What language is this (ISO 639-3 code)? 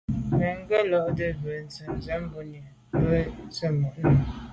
byv